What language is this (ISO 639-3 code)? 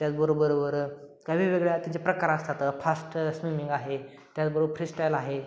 mar